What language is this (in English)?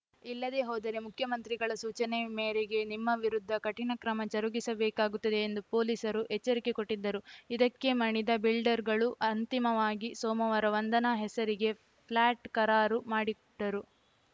Kannada